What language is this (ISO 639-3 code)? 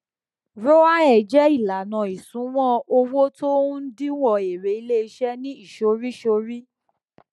yor